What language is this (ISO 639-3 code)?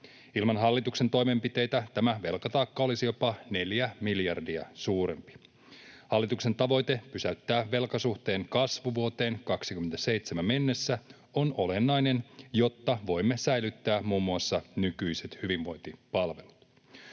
fin